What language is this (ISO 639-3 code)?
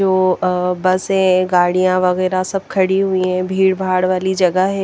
hin